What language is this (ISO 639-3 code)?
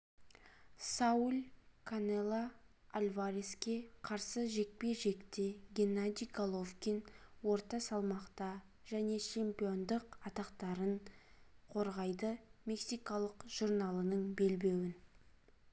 kaz